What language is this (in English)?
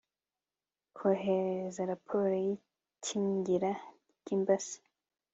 Kinyarwanda